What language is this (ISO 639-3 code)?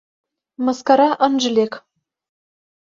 chm